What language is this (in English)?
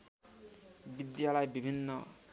Nepali